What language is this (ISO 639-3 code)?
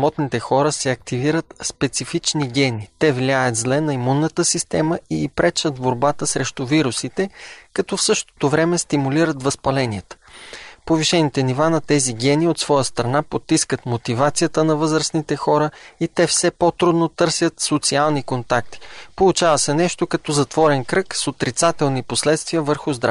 bul